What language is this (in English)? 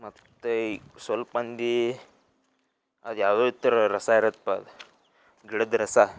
Kannada